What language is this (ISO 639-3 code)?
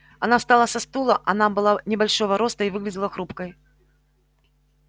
rus